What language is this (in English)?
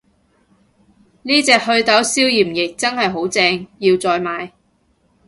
Cantonese